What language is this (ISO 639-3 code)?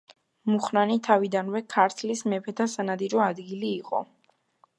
kat